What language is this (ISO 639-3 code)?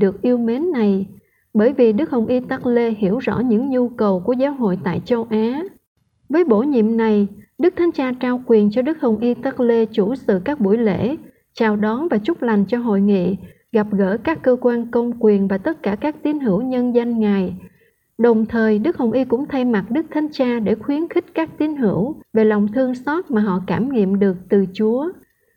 vie